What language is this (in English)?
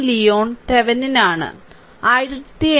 Malayalam